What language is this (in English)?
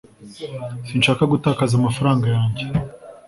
Kinyarwanda